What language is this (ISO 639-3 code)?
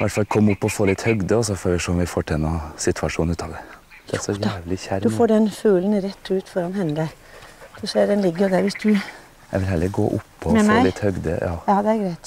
nor